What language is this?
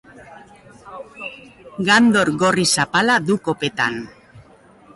Basque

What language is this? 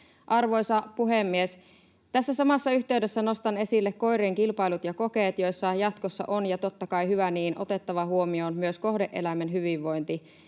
Finnish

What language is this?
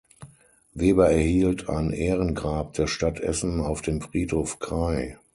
German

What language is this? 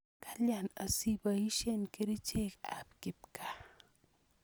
Kalenjin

